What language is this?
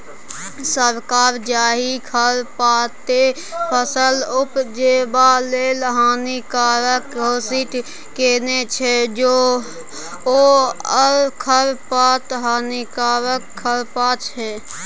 Maithili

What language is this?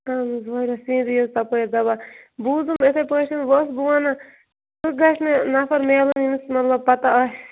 Kashmiri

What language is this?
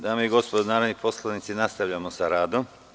Serbian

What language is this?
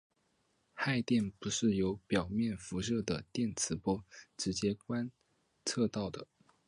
Chinese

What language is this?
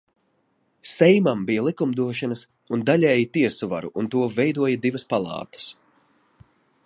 Latvian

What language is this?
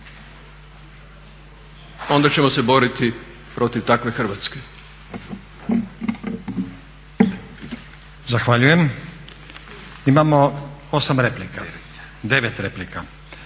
Croatian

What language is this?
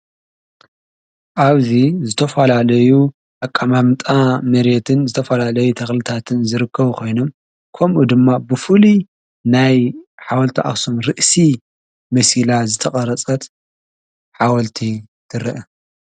Tigrinya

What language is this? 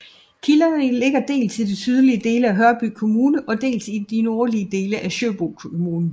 Danish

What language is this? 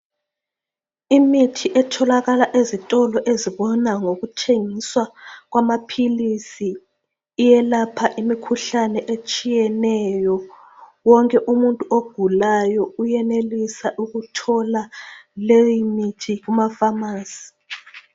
North Ndebele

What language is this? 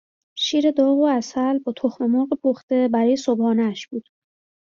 Persian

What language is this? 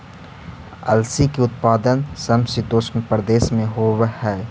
Magahi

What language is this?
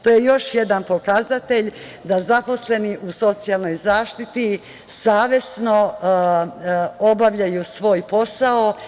Serbian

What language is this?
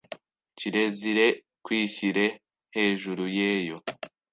Kinyarwanda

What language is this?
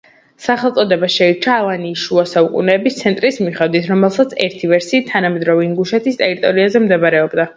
Georgian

